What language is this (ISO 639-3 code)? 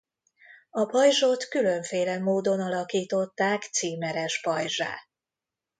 hun